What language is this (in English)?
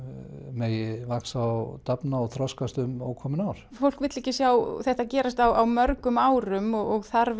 Icelandic